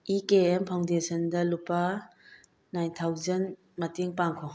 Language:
Manipuri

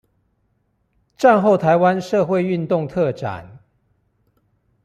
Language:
Chinese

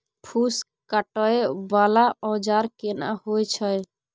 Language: Maithili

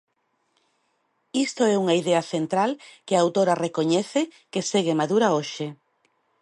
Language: Galician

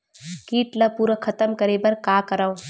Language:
Chhattisgarhi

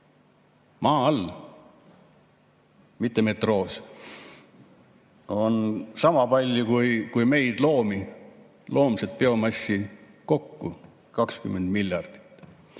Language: Estonian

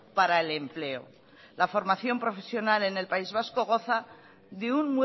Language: Spanish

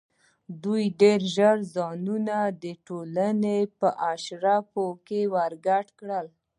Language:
Pashto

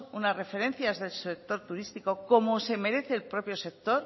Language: Spanish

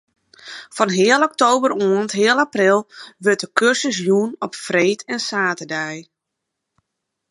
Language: Western Frisian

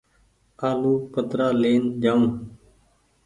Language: Goaria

